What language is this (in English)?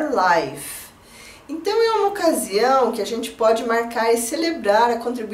Portuguese